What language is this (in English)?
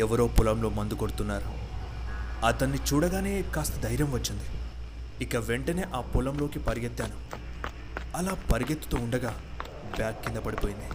Telugu